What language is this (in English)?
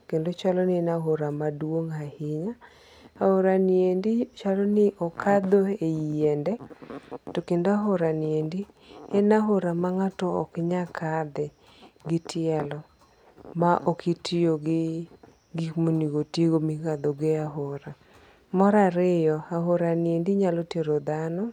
Luo (Kenya and Tanzania)